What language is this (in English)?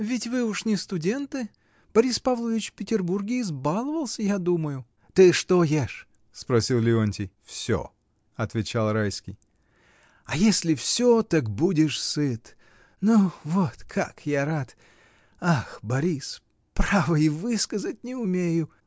Russian